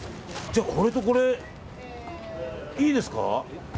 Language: Japanese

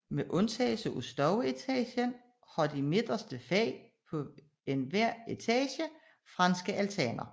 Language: Danish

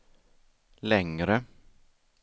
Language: Swedish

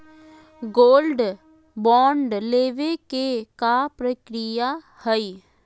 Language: Magahi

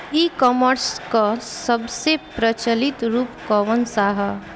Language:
Bhojpuri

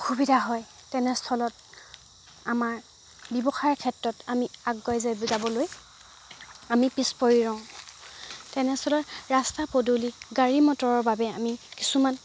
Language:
Assamese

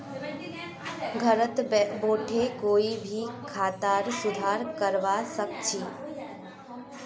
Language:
Magahi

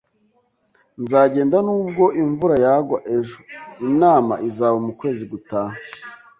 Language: Kinyarwanda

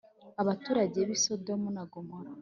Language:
Kinyarwanda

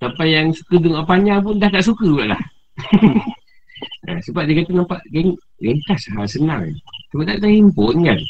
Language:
Malay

